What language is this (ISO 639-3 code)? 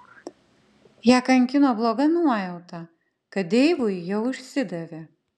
lit